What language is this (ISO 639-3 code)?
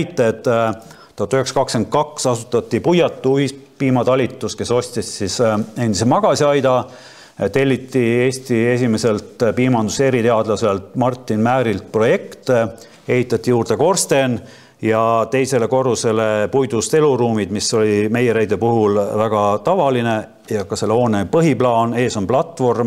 fin